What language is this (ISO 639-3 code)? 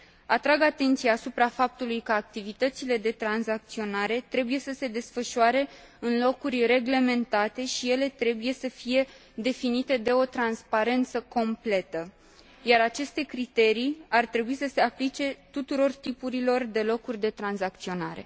ron